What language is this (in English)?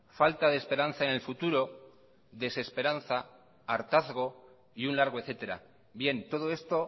Spanish